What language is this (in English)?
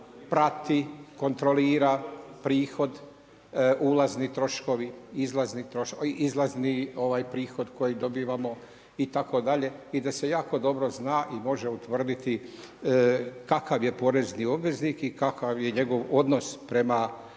Croatian